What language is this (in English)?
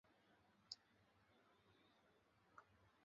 Chinese